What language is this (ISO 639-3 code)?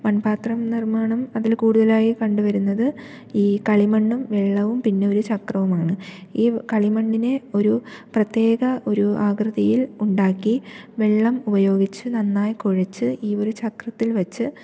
mal